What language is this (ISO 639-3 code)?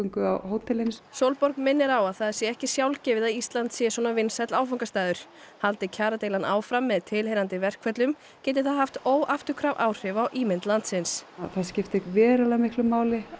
isl